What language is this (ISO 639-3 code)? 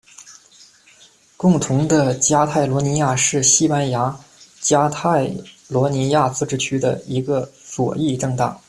zho